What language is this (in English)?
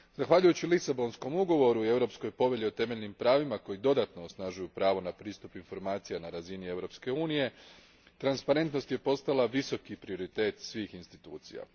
Croatian